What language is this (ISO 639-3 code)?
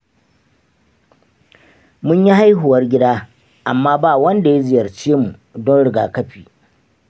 hau